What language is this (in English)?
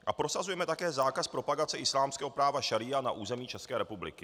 Czech